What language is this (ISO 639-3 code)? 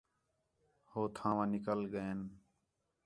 xhe